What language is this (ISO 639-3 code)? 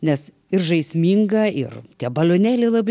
lit